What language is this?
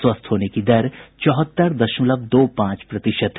Hindi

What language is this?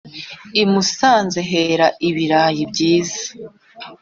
Kinyarwanda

